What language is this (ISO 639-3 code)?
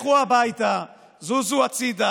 heb